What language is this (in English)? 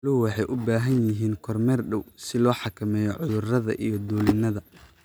Somali